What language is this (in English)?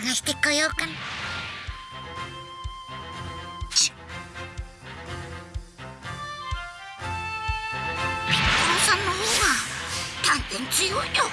Japanese